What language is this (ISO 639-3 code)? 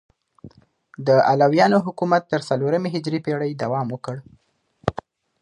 pus